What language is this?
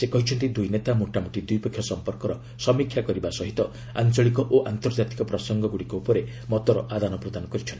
Odia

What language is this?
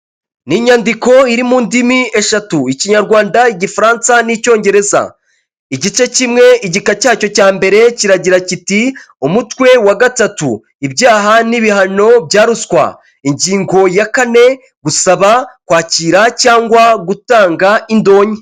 Kinyarwanda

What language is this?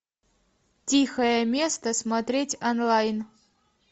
Russian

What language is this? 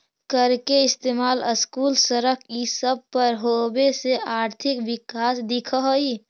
Magahi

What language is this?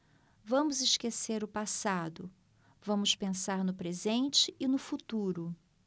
Portuguese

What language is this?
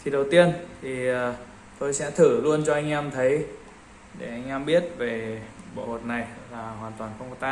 Vietnamese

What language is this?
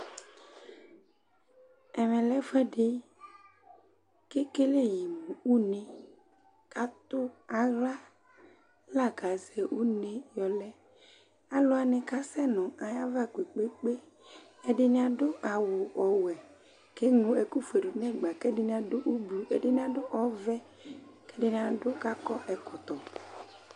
Ikposo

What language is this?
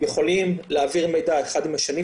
Hebrew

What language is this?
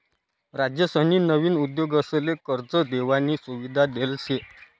Marathi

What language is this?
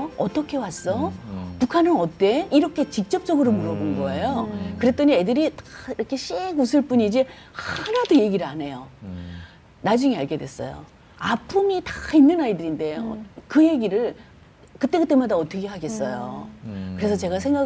Korean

